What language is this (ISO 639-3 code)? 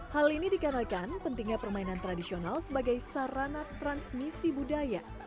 ind